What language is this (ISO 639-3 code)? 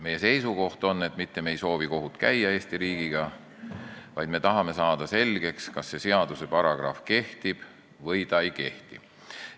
est